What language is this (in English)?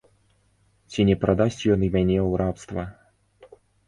Belarusian